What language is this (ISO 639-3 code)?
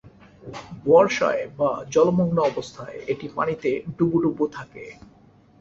ben